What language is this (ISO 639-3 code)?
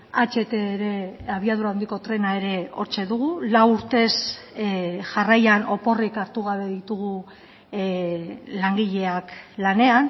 eus